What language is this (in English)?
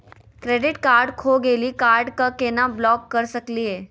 Magahi